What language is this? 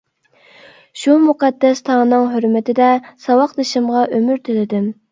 Uyghur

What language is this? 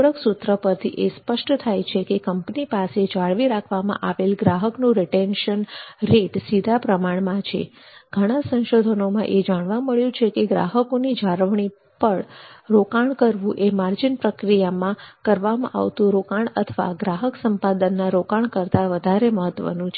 Gujarati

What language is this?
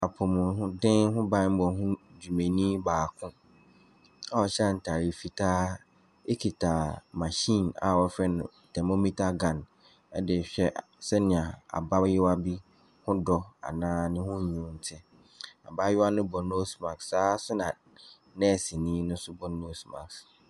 Akan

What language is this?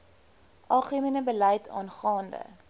Afrikaans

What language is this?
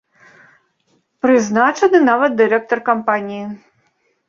Belarusian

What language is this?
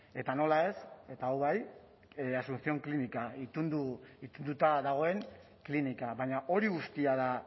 Basque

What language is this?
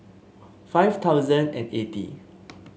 English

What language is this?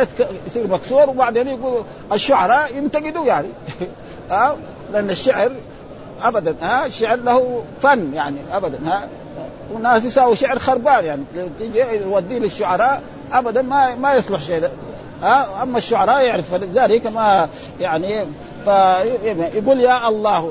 Arabic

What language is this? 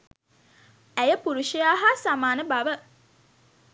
Sinhala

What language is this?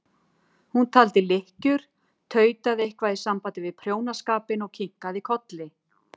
Icelandic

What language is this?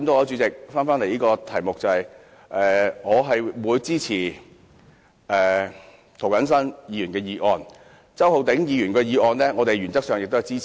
Cantonese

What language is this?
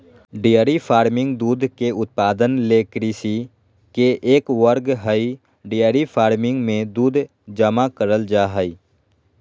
Magahi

